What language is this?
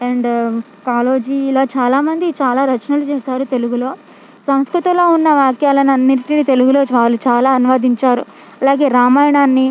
Telugu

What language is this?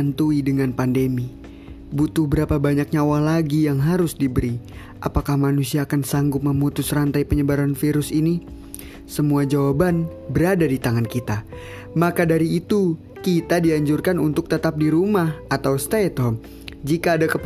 Indonesian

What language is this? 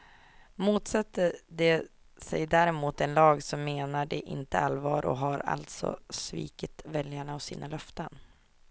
Swedish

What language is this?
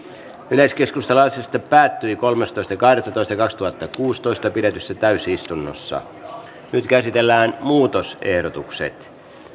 Finnish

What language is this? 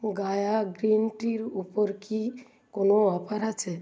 Bangla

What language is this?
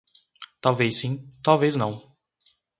Portuguese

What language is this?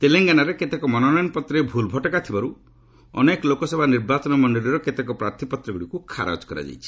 Odia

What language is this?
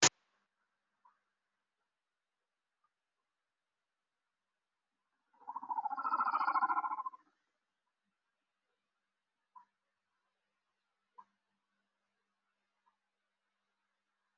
Somali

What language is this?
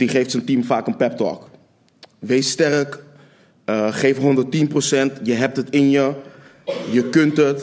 Dutch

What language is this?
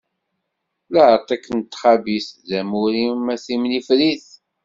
Kabyle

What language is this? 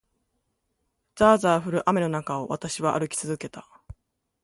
Japanese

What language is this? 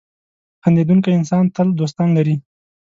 Pashto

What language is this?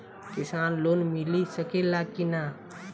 Bhojpuri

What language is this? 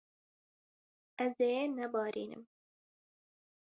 Kurdish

